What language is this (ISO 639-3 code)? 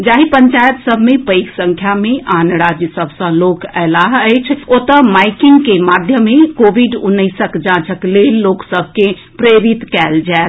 mai